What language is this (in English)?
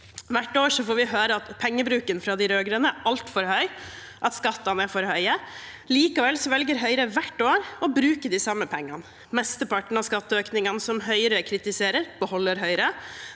Norwegian